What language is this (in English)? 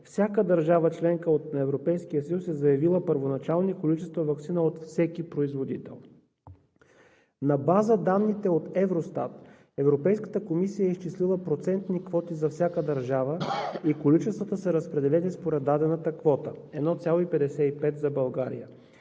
Bulgarian